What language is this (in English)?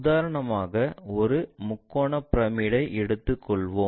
Tamil